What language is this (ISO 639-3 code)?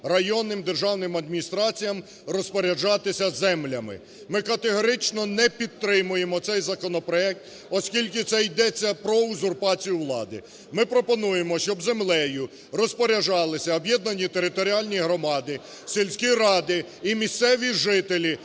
ukr